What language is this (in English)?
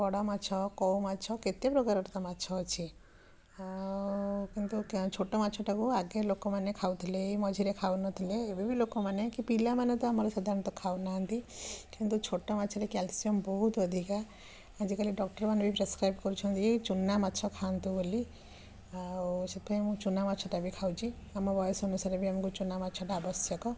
Odia